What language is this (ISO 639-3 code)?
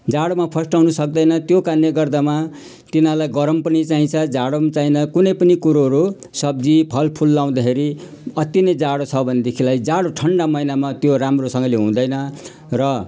nep